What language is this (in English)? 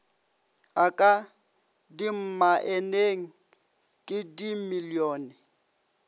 Northern Sotho